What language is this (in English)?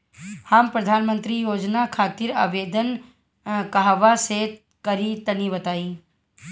Bhojpuri